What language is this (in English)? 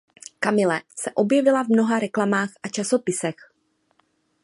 Czech